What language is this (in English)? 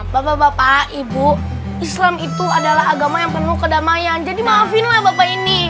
Indonesian